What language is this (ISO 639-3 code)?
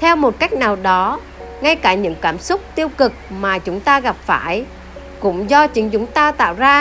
vie